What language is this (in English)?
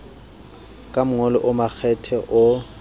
Southern Sotho